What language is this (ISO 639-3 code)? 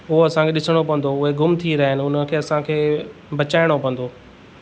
snd